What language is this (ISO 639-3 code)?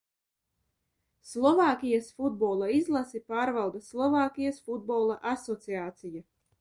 lav